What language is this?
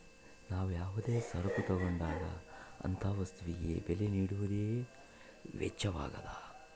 Kannada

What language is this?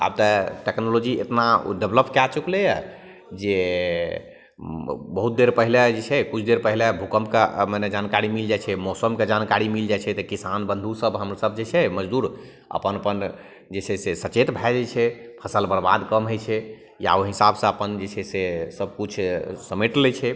Maithili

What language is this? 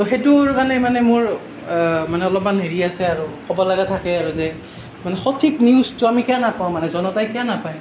Assamese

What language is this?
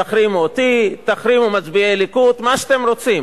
Hebrew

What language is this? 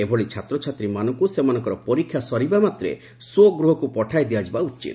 Odia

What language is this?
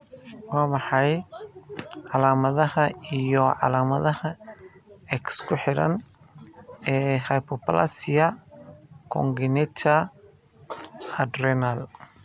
Somali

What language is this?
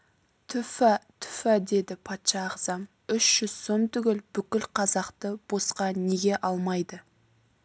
Kazakh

